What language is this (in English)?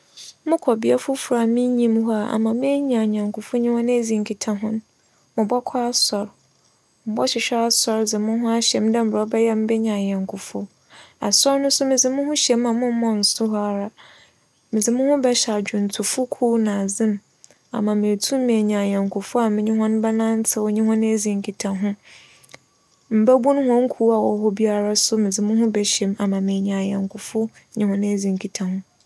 Akan